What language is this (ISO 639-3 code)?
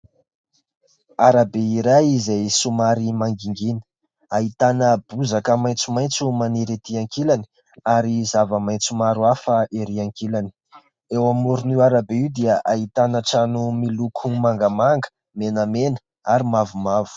mlg